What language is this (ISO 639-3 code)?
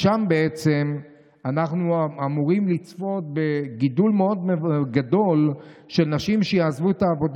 heb